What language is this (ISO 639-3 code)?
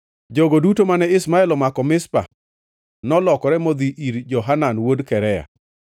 luo